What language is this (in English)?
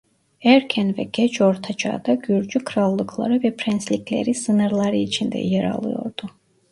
Turkish